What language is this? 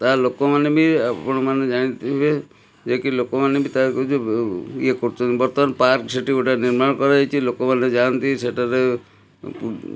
Odia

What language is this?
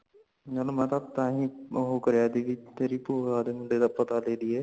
Punjabi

